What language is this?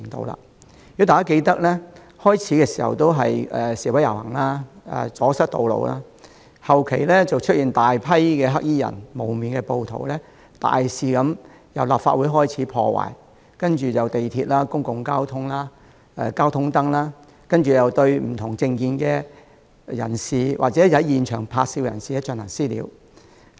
Cantonese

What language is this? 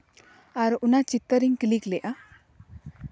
Santali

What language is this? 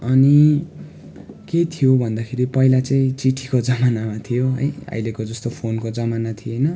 Nepali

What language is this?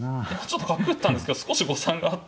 Japanese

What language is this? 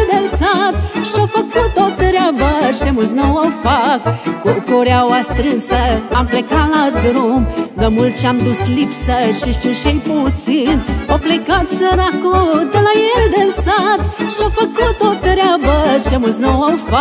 Romanian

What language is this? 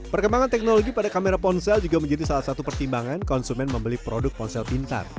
Indonesian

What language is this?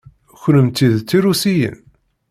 Kabyle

